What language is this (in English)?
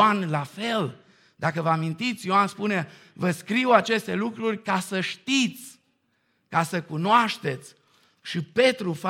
Romanian